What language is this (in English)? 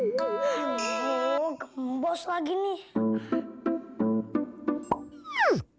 Indonesian